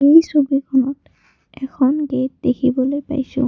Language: Assamese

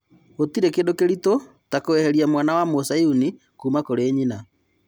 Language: Kikuyu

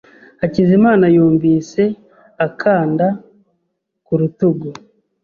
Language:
Kinyarwanda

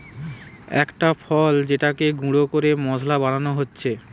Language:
Bangla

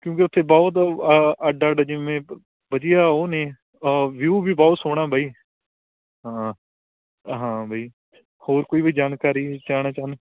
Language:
Punjabi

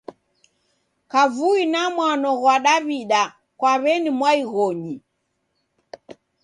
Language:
Taita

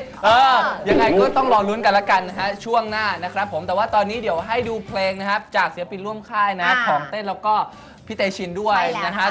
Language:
Thai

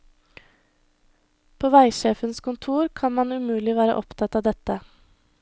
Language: Norwegian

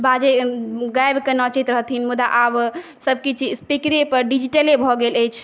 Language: Maithili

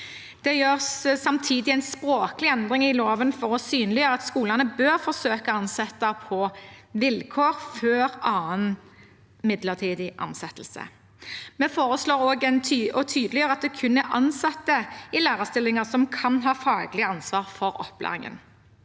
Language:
Norwegian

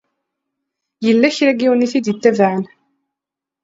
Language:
Kabyle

